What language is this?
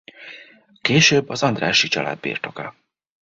Hungarian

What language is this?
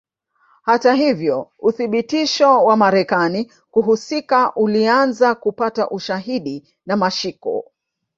Swahili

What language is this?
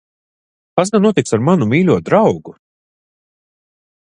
Latvian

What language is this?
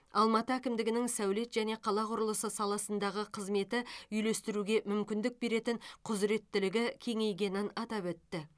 Kazakh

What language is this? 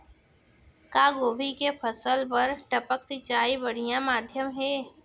Chhattisgarhi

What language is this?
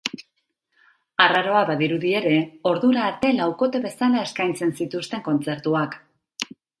Basque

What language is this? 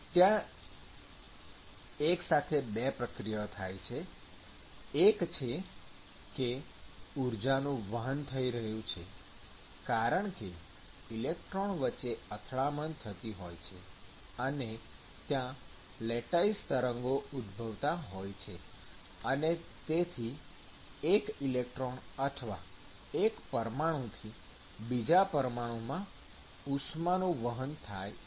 Gujarati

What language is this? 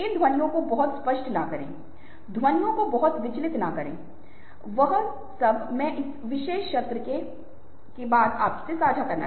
Hindi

